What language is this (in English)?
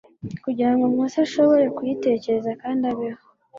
Kinyarwanda